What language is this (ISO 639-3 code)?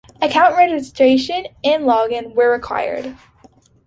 eng